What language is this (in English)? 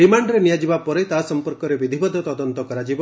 Odia